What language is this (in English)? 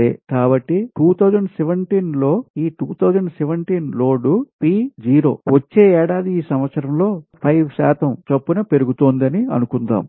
Telugu